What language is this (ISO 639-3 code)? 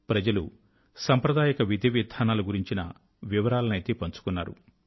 tel